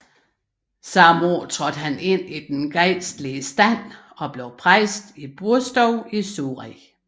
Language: Danish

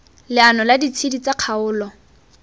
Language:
Tswana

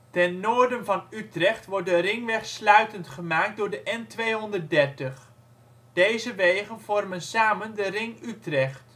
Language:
Dutch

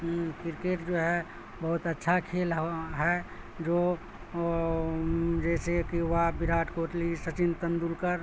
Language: Urdu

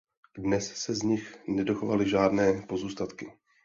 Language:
Czech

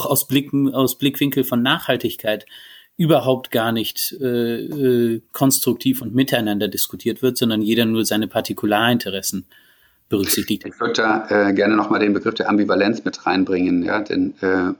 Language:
German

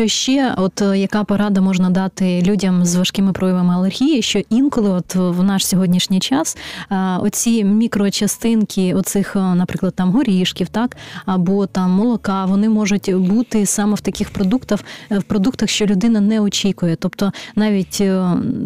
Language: Ukrainian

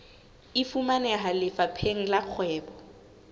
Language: Southern Sotho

